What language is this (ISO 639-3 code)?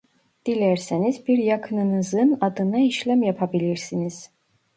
tur